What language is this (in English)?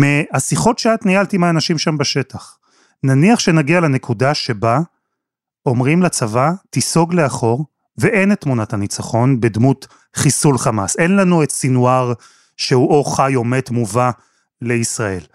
Hebrew